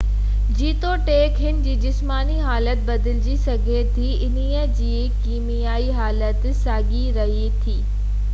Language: Sindhi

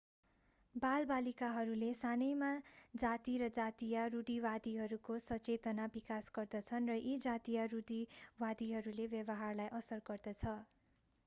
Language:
Nepali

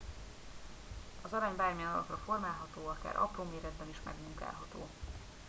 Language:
Hungarian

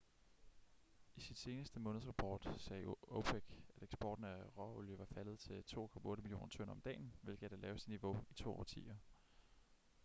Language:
Danish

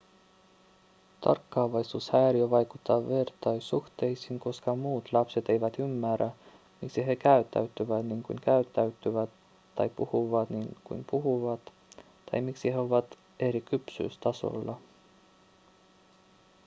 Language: Finnish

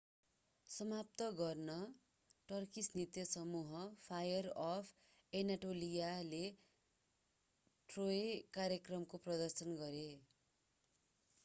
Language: Nepali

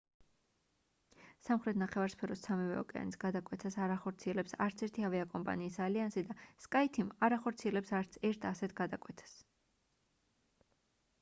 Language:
Georgian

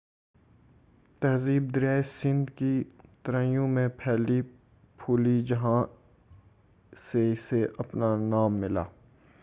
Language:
Urdu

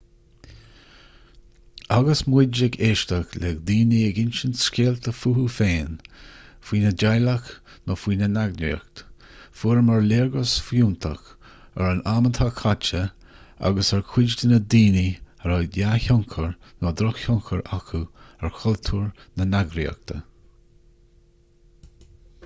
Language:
Irish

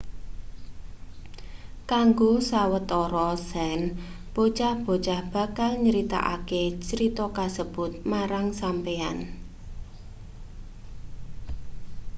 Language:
Javanese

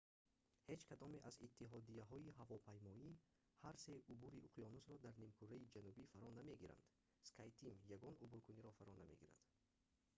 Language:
Tajik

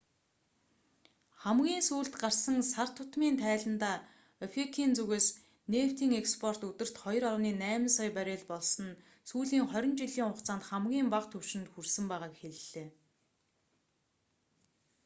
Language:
Mongolian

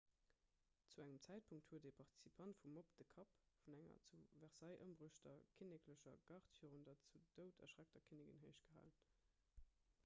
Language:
Luxembourgish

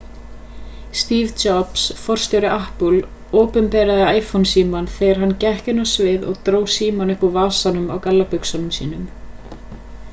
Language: Icelandic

